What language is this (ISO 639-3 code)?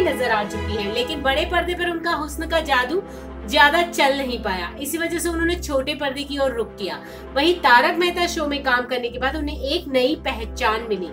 hin